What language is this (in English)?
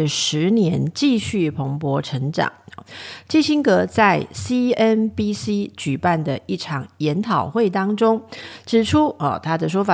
Chinese